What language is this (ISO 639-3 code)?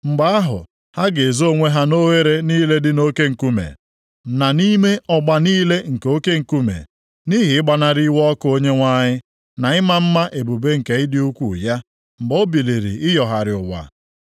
ibo